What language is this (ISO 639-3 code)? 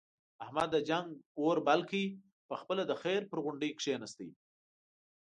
pus